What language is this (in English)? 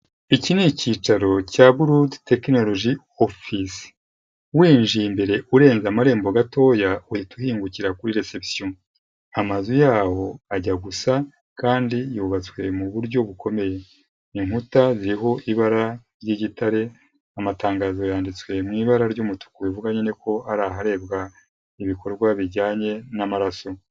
Kinyarwanda